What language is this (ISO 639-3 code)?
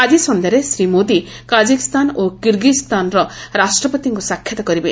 ori